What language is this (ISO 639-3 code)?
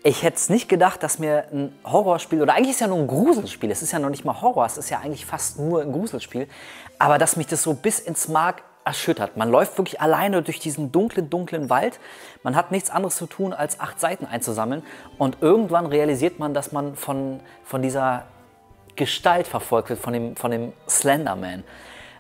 deu